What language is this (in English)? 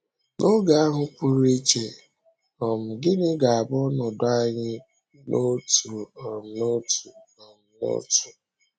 Igbo